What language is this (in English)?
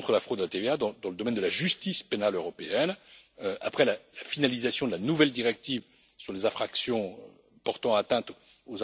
French